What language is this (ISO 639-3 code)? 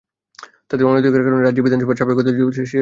ben